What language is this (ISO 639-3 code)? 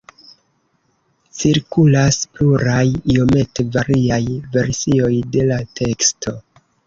epo